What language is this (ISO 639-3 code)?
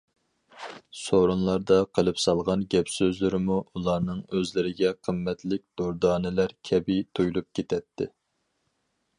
uig